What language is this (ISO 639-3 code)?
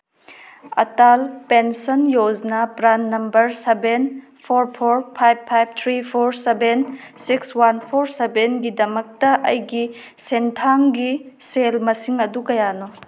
mni